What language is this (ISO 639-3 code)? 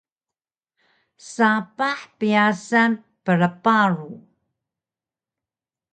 trv